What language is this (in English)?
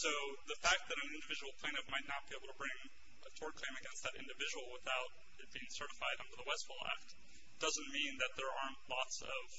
English